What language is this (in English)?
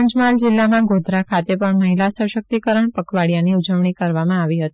Gujarati